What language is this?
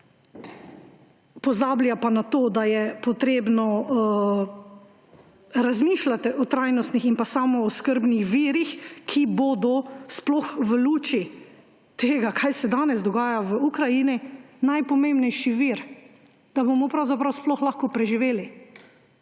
Slovenian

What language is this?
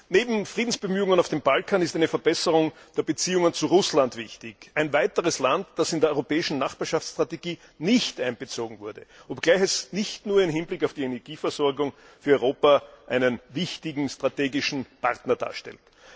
German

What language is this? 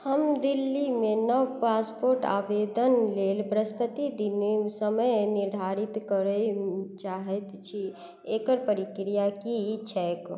Maithili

